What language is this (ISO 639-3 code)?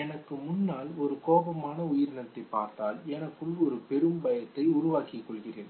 tam